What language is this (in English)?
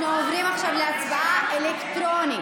Hebrew